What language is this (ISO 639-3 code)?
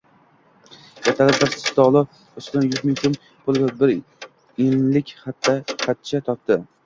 uzb